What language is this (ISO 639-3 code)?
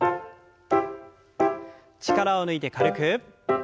jpn